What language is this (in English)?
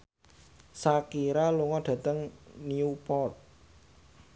Javanese